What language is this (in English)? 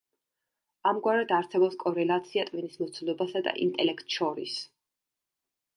Georgian